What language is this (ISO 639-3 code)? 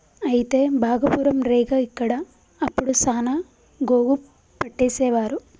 tel